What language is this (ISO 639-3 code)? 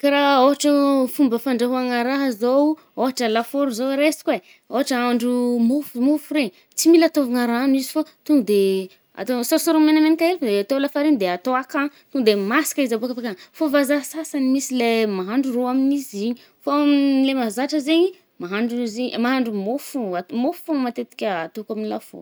bmm